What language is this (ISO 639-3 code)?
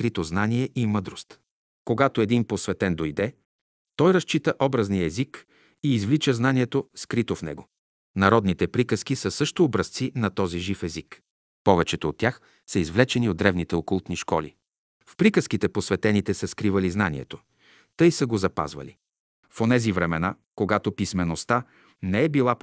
bul